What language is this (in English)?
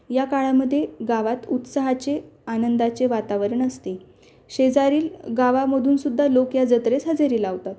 Marathi